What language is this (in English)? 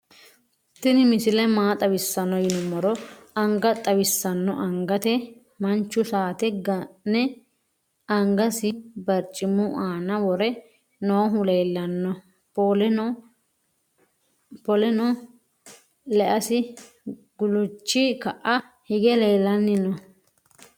Sidamo